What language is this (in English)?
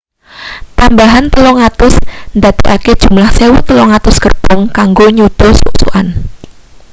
Javanese